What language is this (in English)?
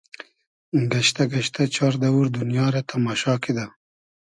Hazaragi